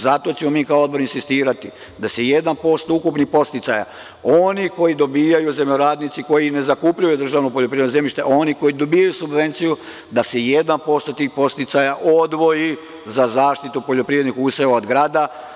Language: Serbian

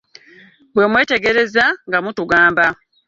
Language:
Ganda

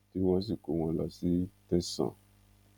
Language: Yoruba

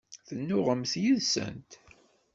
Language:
Kabyle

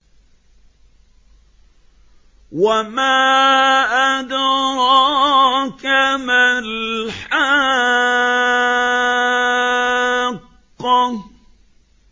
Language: Arabic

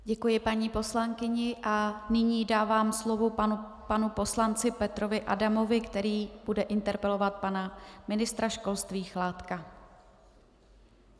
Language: Czech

